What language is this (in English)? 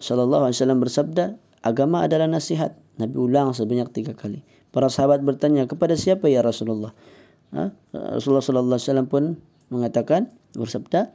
Malay